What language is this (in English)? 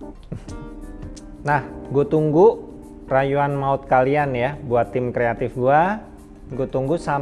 Indonesian